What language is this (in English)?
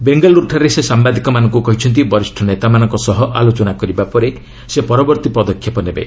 Odia